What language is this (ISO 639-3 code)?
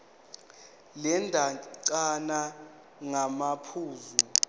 zul